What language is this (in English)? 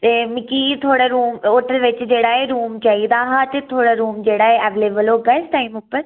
Dogri